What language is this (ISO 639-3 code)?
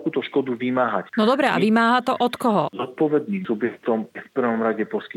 slk